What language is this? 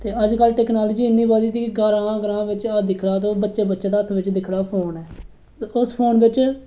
Dogri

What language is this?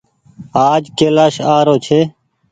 Goaria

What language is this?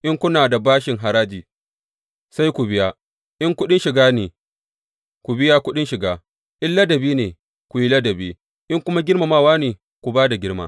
Hausa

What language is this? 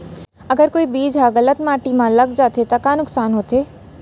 Chhattisgarhi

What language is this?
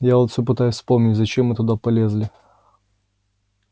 Russian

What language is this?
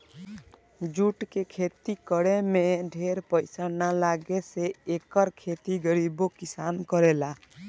Bhojpuri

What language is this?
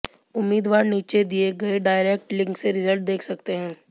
Hindi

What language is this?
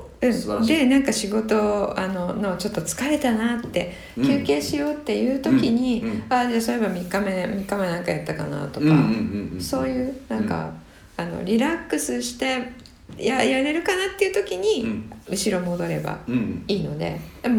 Japanese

